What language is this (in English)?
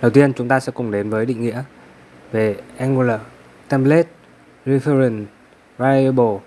Vietnamese